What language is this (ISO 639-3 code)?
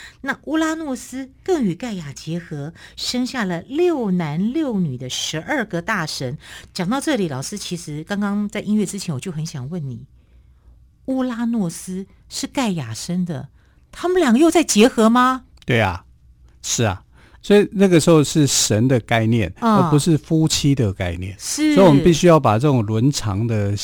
zho